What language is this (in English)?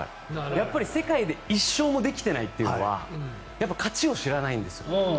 Japanese